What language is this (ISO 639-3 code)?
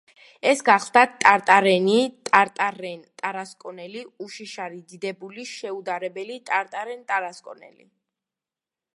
kat